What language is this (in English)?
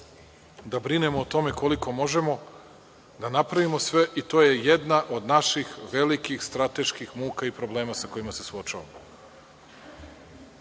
Serbian